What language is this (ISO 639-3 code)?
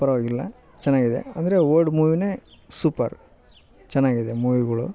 kan